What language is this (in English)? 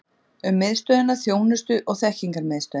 Icelandic